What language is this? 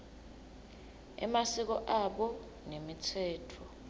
Swati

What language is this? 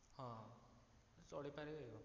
Odia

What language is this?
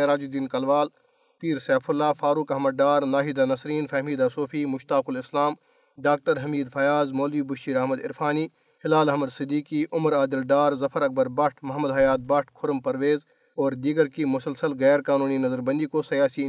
Urdu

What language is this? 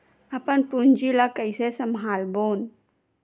Chhattisgarhi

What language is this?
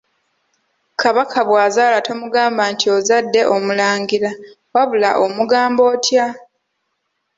Ganda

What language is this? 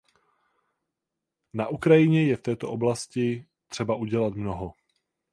Czech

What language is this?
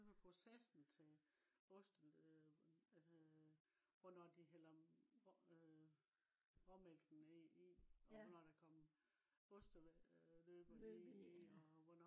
Danish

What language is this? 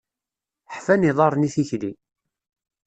Kabyle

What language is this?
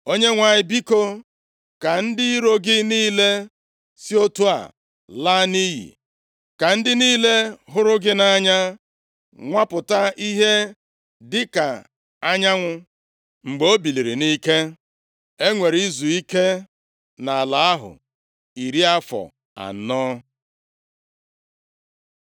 Igbo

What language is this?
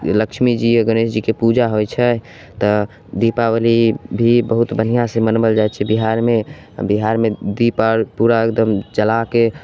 Maithili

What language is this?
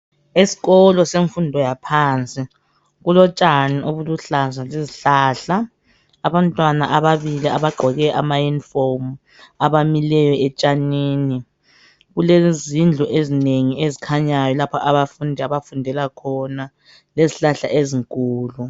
North Ndebele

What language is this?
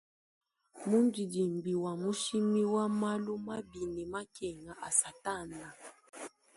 Luba-Lulua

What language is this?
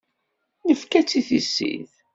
Kabyle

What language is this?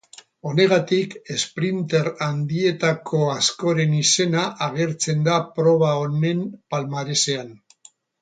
Basque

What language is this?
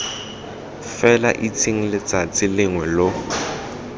Tswana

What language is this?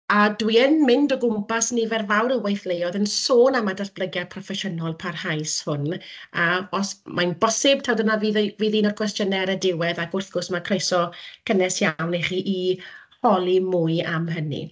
Welsh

